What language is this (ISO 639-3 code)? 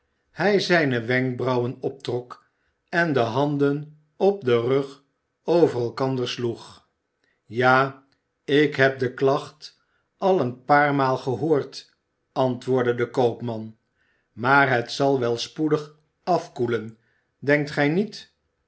nld